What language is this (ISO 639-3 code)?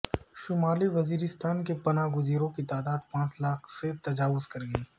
urd